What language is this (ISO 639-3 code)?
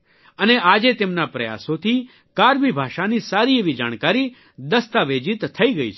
guj